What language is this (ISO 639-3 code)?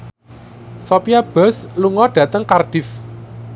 jav